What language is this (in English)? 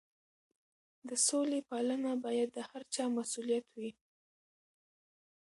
Pashto